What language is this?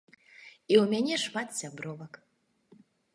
Belarusian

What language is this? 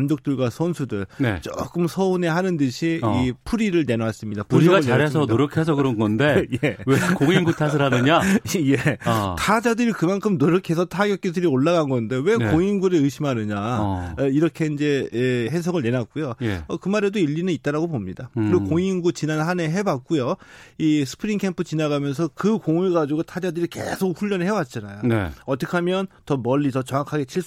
Korean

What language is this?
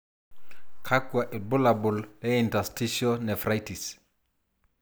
Masai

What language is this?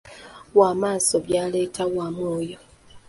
Ganda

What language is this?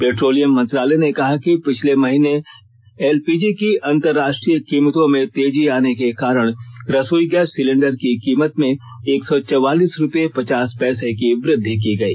Hindi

